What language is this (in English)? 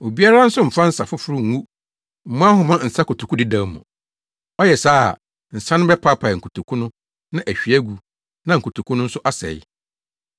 Akan